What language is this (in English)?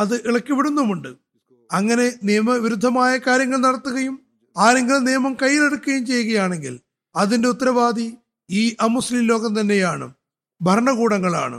Malayalam